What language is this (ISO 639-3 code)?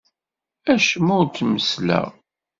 kab